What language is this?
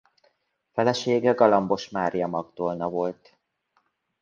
Hungarian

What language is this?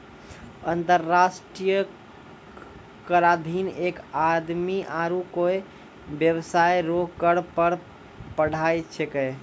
Maithili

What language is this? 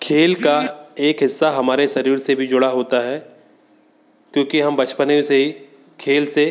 Hindi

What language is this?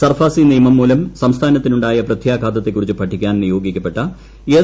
Malayalam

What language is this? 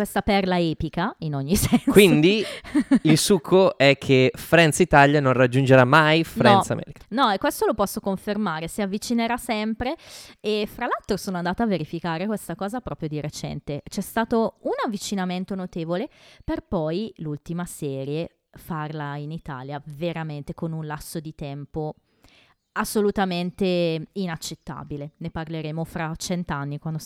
Italian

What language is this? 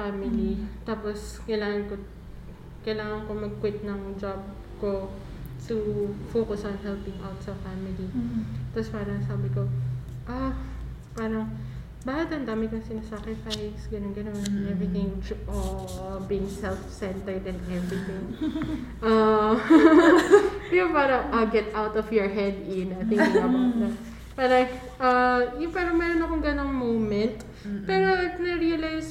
Filipino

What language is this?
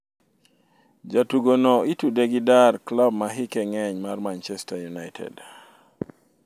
Luo (Kenya and Tanzania)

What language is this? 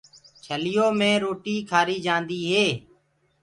Gurgula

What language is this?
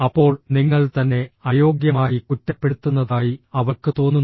Malayalam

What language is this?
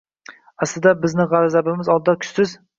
Uzbek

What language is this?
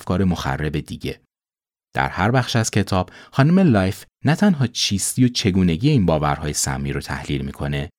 Persian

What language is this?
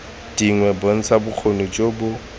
Tswana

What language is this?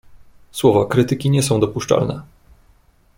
Polish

